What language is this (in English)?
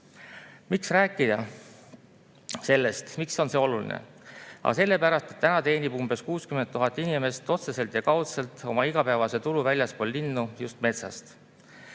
Estonian